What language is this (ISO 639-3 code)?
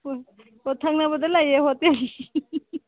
mni